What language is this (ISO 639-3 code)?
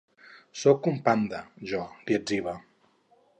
cat